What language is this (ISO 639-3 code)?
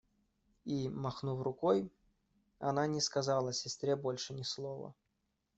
rus